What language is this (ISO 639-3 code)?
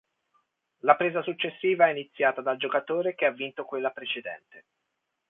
ita